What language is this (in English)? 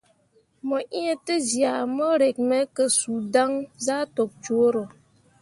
Mundang